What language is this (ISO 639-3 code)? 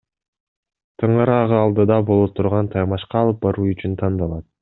kir